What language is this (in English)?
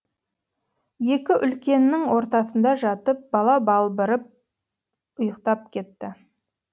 Kazakh